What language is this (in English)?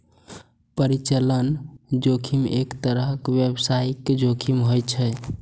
Maithili